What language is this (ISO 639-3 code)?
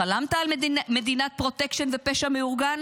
heb